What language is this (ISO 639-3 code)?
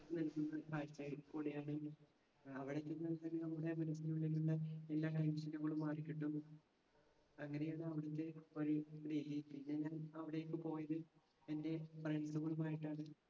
mal